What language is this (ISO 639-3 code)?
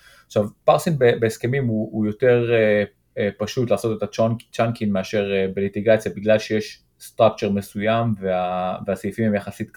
heb